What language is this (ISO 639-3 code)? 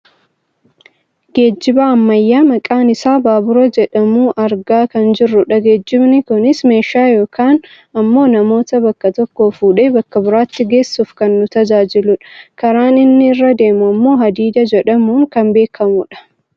orm